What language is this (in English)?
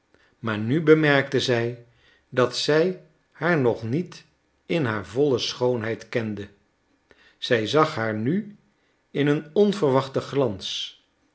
Dutch